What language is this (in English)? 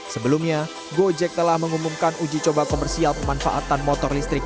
Indonesian